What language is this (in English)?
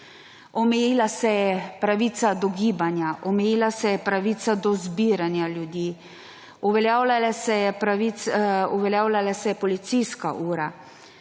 Slovenian